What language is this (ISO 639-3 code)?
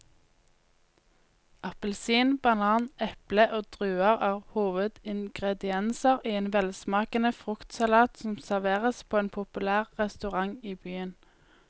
nor